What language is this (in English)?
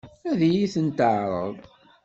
Kabyle